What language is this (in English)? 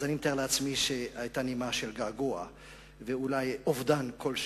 Hebrew